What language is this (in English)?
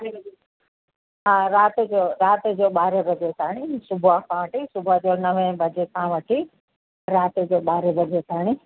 Sindhi